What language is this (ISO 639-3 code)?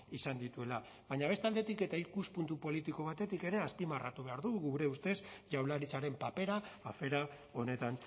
eus